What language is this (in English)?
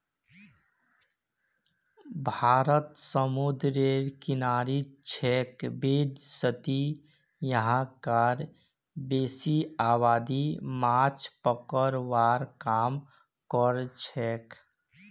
Magahi